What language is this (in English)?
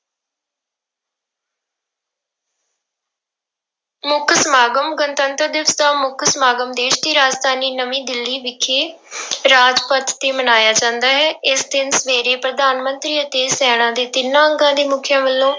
Punjabi